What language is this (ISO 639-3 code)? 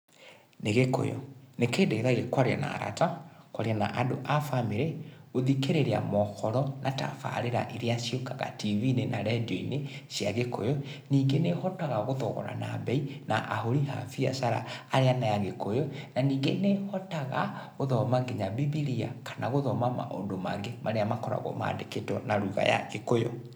kik